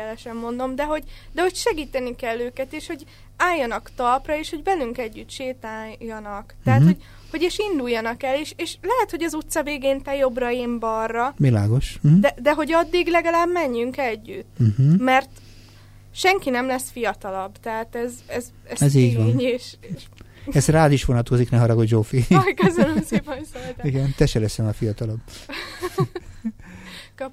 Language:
Hungarian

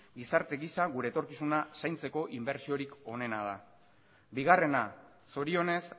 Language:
Basque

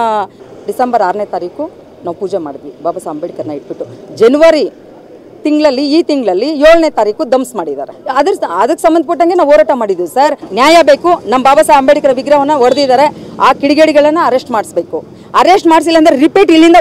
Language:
Kannada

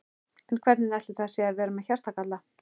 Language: Icelandic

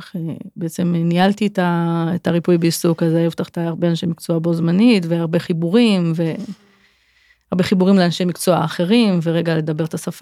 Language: Hebrew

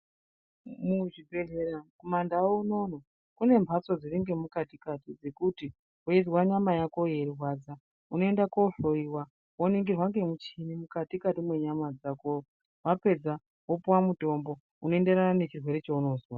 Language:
Ndau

